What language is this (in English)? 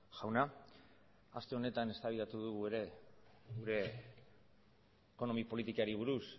Basque